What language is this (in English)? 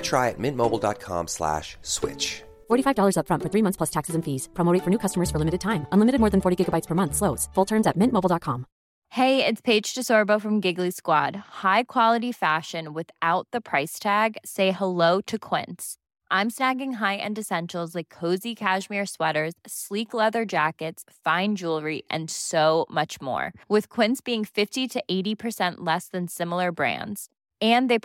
Swedish